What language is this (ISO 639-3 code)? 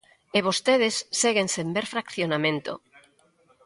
glg